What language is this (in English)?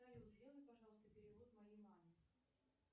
Russian